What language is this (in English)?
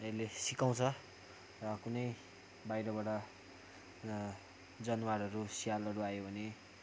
Nepali